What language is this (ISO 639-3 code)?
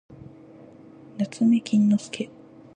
jpn